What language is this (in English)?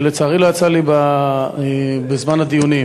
Hebrew